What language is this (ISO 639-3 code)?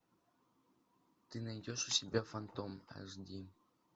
rus